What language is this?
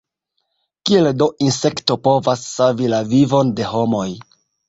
Esperanto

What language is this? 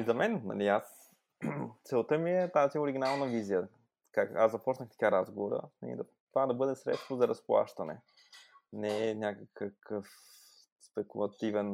Bulgarian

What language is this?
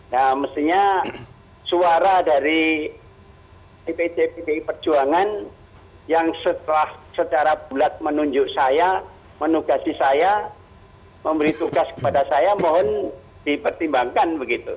Indonesian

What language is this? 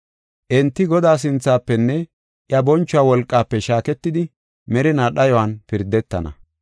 Gofa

